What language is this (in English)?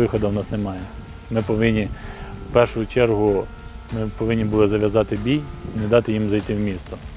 Ukrainian